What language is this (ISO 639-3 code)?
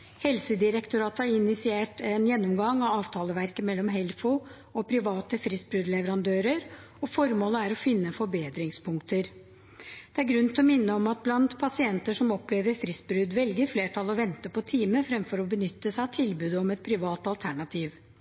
nob